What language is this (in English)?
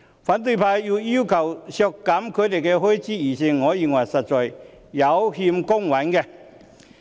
Cantonese